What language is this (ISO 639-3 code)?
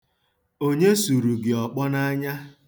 ibo